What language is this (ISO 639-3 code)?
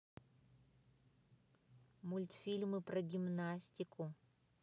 rus